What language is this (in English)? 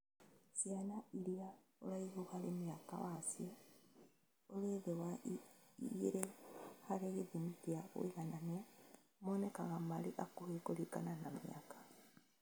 Kikuyu